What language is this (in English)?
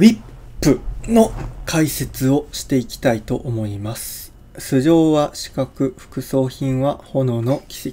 Japanese